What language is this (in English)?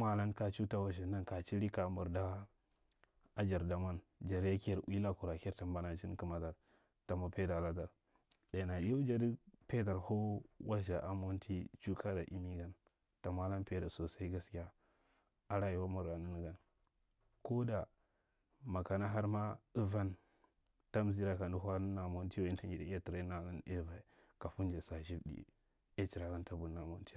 Marghi Central